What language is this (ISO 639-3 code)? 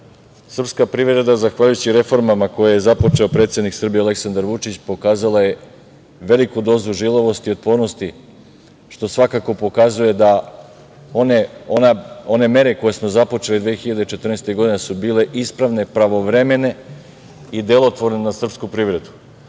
srp